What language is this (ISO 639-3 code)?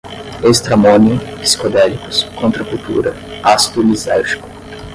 por